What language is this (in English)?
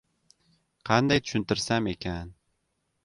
Uzbek